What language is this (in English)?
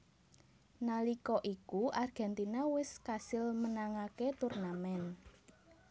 Javanese